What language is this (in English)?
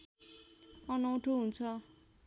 Nepali